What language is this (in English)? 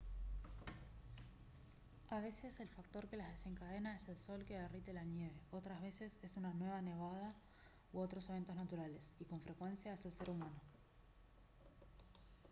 Spanish